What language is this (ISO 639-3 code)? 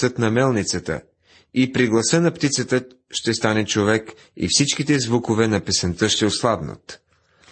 bul